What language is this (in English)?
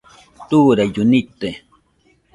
Nüpode Huitoto